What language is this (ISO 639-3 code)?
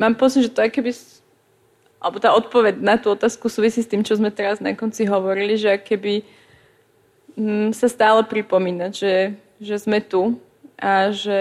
slk